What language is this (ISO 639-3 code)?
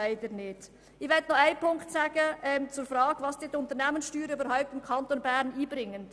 gsw